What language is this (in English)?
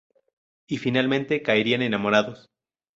Spanish